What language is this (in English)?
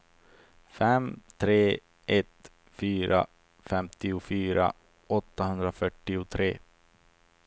Swedish